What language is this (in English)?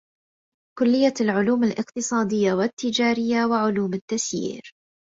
Arabic